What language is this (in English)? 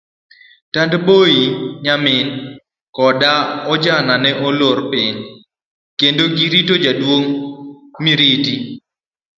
Luo (Kenya and Tanzania)